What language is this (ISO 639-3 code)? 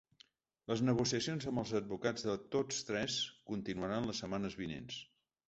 cat